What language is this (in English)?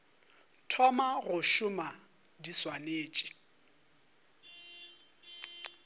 Northern Sotho